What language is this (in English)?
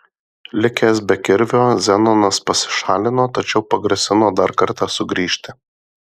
Lithuanian